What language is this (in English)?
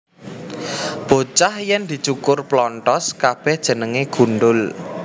Javanese